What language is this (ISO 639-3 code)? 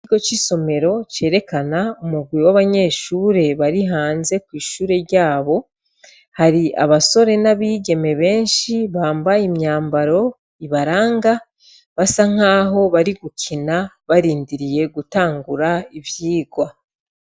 run